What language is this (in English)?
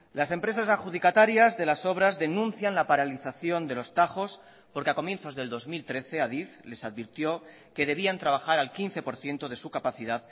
Spanish